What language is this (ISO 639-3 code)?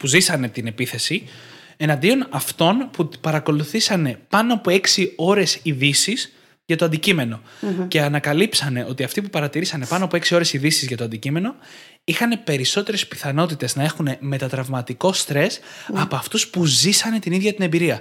ell